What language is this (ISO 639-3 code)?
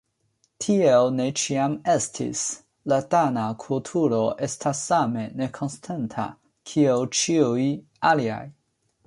epo